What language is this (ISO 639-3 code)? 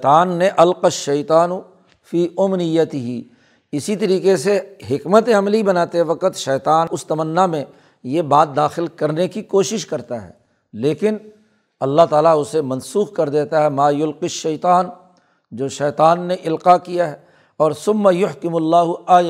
urd